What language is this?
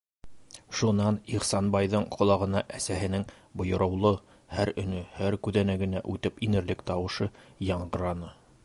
Bashkir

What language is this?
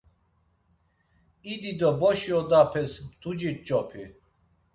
Laz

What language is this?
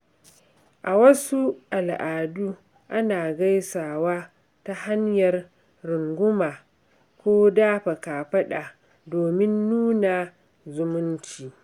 Hausa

